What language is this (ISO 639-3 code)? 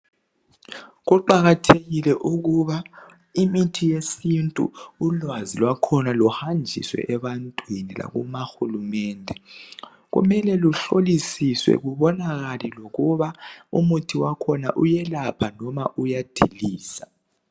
nde